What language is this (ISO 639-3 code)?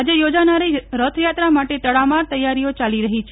guj